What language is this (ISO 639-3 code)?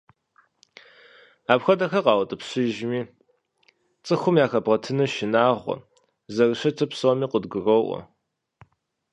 kbd